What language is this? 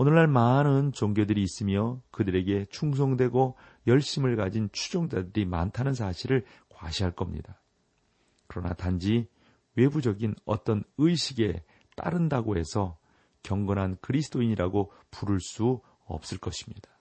Korean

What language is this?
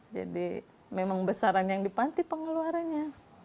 Indonesian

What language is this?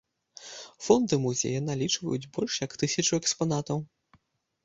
Belarusian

